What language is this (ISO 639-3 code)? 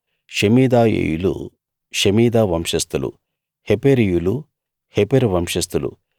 tel